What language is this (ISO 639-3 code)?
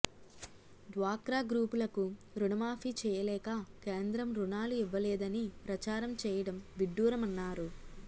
tel